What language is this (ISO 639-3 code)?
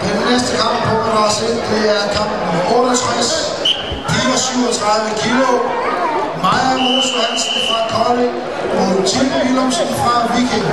dan